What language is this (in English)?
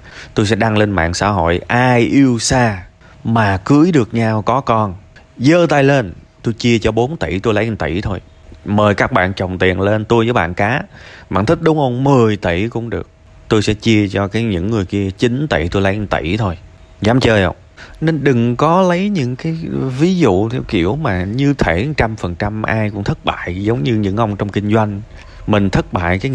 Vietnamese